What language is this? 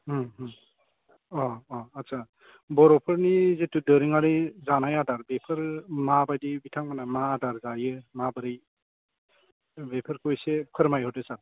Bodo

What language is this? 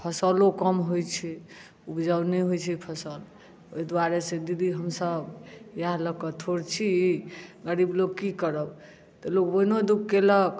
Maithili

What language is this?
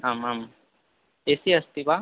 Sanskrit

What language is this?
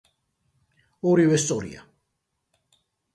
Georgian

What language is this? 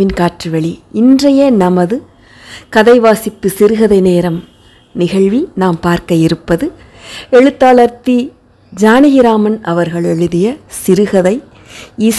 Romanian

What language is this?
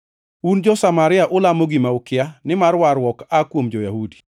Luo (Kenya and Tanzania)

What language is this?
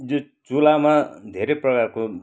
Nepali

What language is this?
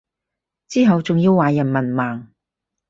Cantonese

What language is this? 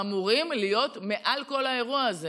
Hebrew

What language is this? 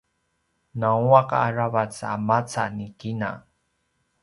Paiwan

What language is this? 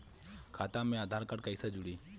Bhojpuri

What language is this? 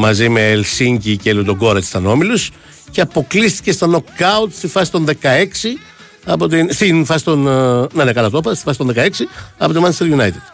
Greek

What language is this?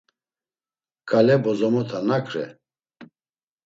Laz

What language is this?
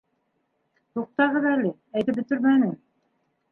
Bashkir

